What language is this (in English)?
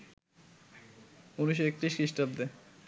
Bangla